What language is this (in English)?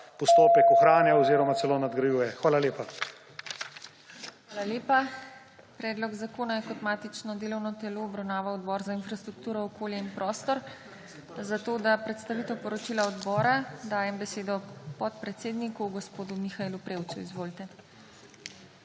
Slovenian